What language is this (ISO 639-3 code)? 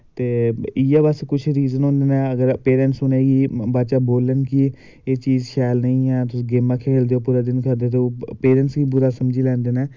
doi